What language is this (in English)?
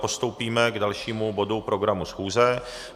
Czech